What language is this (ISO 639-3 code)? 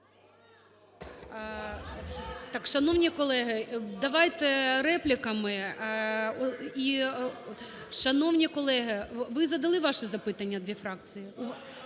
ukr